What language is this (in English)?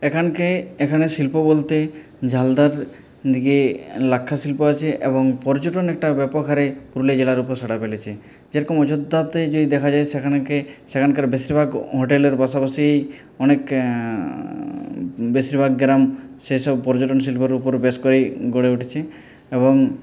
Bangla